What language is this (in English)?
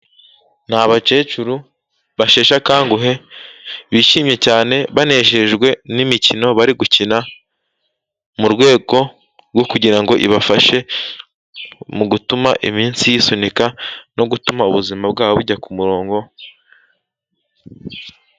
Kinyarwanda